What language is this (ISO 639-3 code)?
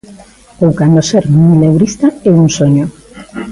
glg